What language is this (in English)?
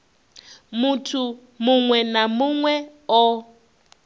Venda